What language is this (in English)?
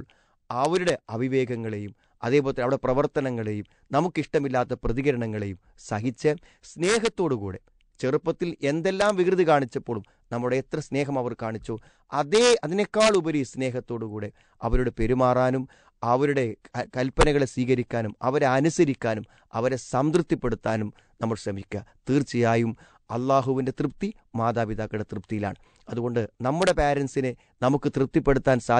Malayalam